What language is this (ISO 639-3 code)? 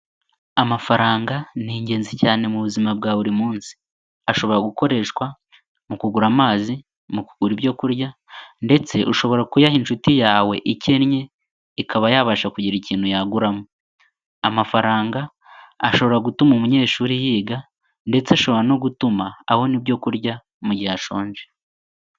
kin